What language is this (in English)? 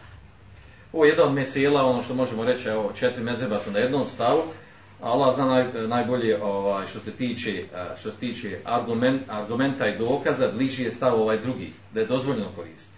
Croatian